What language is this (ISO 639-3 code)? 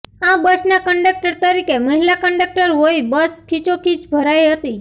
guj